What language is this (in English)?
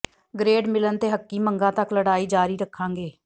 Punjabi